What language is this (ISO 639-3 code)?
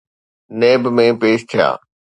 snd